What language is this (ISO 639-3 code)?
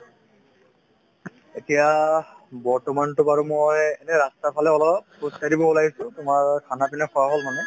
asm